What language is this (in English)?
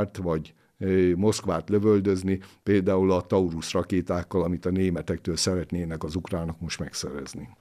Hungarian